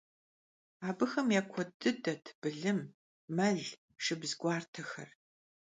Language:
Kabardian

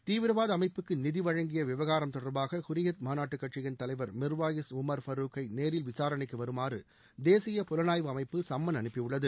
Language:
Tamil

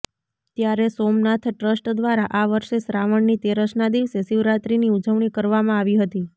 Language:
Gujarati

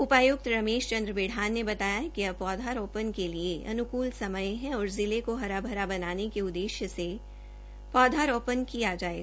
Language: Hindi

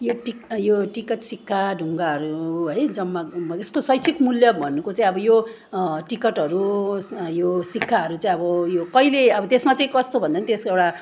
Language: Nepali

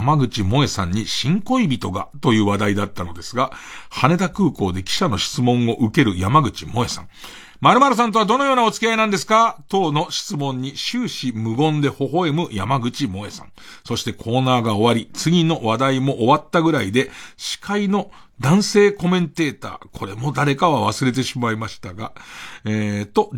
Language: Japanese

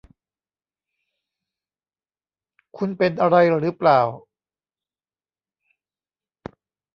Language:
Thai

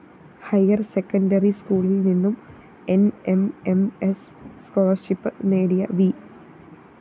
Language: Malayalam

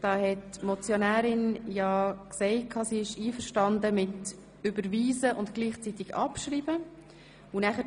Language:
Swiss German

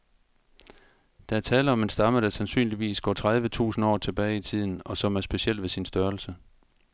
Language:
Danish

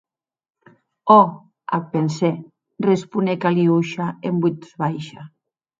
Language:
Occitan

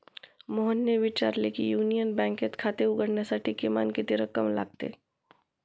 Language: Marathi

